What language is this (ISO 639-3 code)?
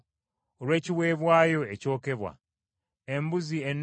lug